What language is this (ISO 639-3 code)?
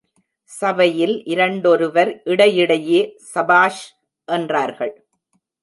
tam